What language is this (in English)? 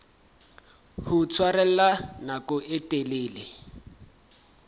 Southern Sotho